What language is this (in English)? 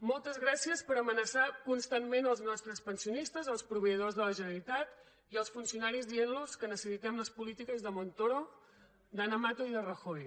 Catalan